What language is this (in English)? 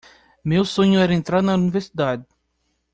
Portuguese